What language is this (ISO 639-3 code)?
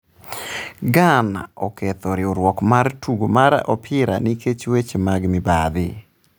luo